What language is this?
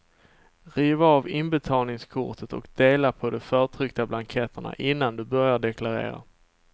Swedish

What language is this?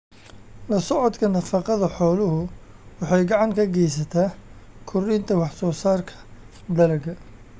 Somali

